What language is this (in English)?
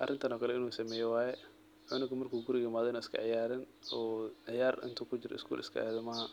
Somali